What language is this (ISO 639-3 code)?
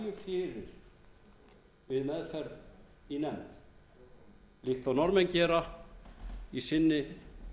isl